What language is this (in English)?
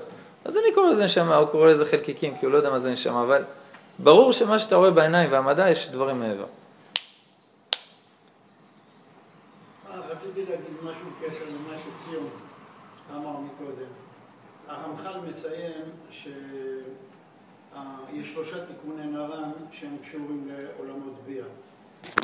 Hebrew